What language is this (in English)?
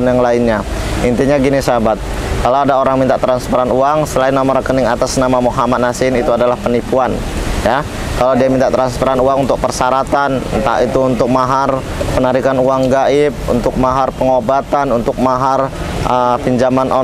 Indonesian